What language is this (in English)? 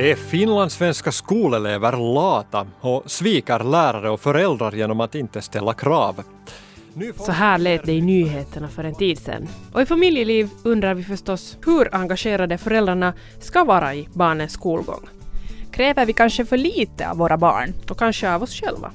Swedish